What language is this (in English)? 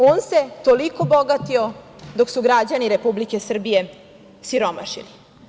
Serbian